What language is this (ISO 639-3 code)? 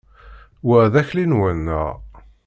kab